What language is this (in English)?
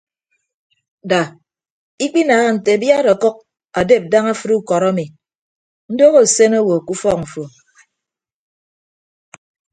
Ibibio